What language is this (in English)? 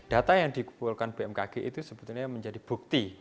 Indonesian